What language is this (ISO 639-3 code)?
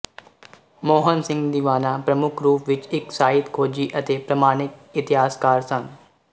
pan